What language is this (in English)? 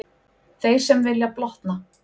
Icelandic